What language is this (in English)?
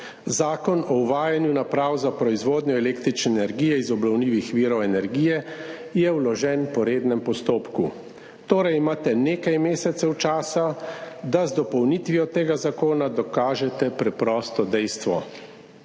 Slovenian